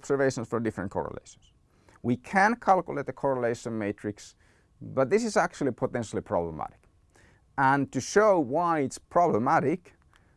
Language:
English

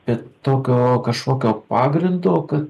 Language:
Lithuanian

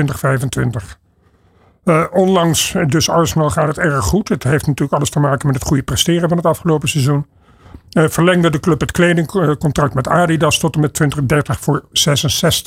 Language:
Dutch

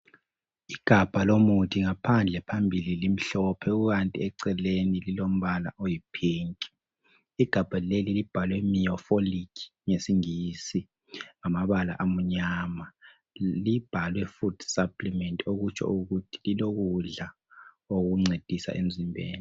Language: North Ndebele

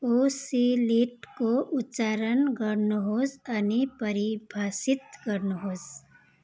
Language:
Nepali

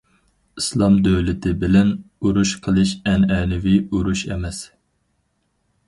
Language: Uyghur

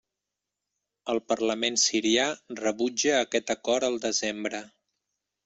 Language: Catalan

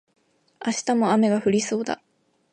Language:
Japanese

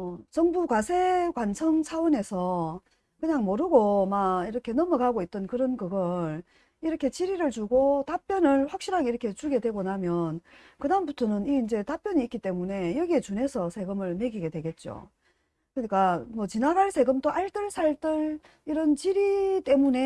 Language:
Korean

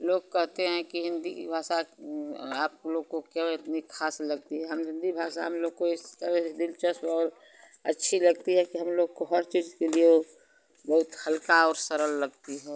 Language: Hindi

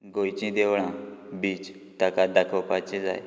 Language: Konkani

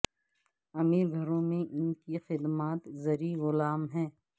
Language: Urdu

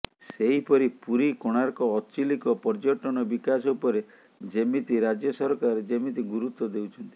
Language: Odia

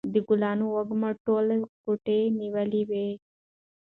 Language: Pashto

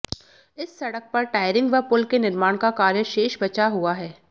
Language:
Hindi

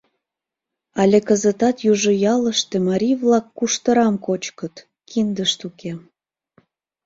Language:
Mari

